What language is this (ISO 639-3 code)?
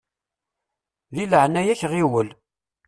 kab